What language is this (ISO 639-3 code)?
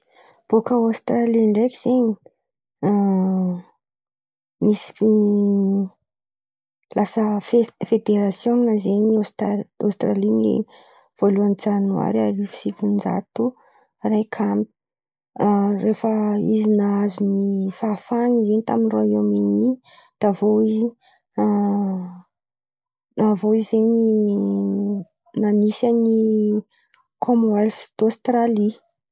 xmv